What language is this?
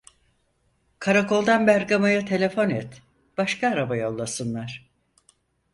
Turkish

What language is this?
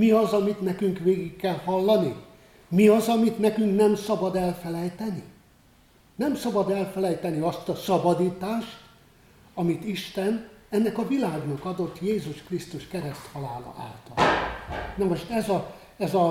Hungarian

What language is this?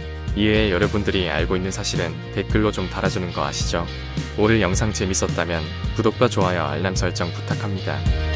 Korean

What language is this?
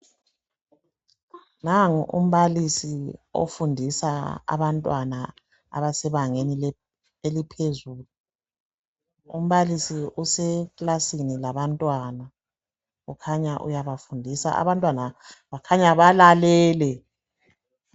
North Ndebele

